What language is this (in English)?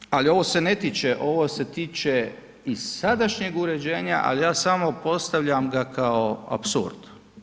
Croatian